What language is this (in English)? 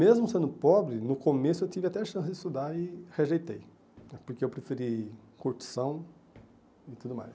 Portuguese